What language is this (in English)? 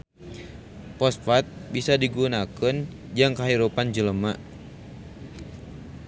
Sundanese